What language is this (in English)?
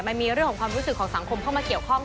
Thai